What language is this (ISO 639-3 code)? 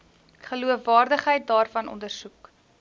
afr